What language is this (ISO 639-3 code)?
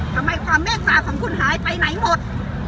tha